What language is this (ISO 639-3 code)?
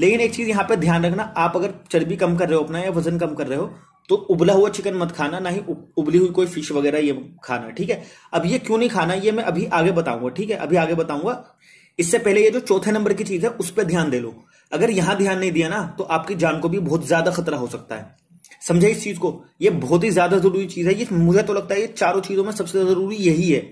hin